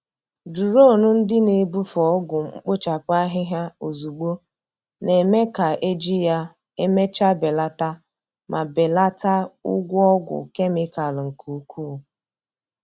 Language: Igbo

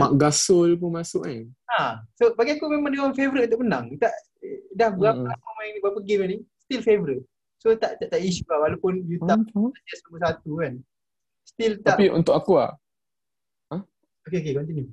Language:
Malay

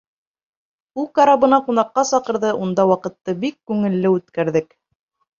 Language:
Bashkir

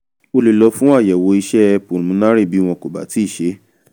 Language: Yoruba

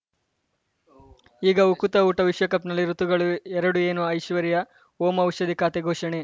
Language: Kannada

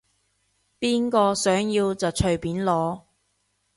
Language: Cantonese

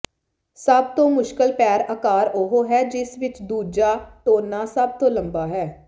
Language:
Punjabi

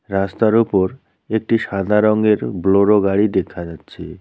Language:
Bangla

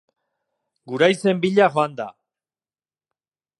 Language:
Basque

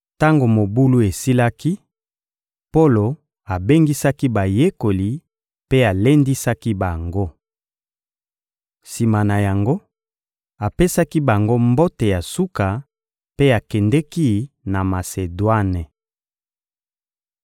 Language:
Lingala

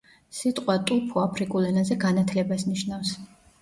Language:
Georgian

